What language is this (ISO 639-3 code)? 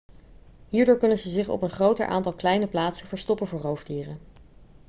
nld